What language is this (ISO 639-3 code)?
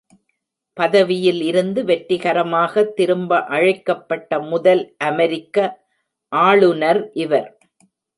tam